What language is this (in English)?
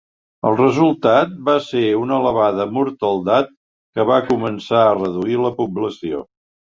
Catalan